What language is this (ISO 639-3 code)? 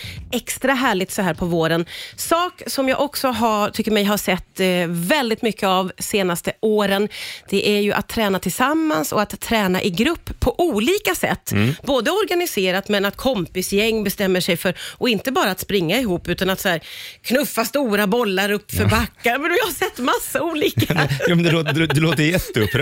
swe